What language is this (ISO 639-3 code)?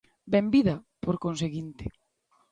glg